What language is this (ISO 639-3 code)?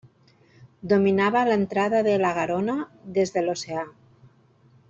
cat